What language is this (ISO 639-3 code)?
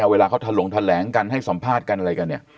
tha